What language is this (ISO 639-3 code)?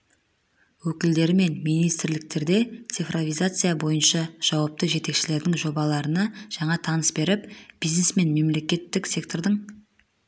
kaz